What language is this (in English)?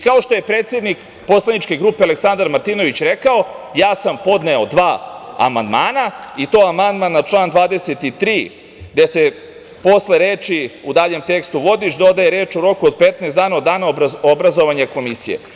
Serbian